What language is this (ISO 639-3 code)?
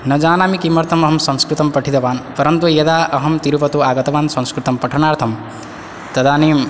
san